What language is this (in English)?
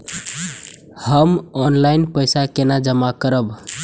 Maithili